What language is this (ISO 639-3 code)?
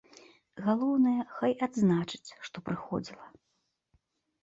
bel